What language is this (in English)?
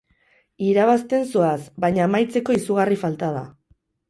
Basque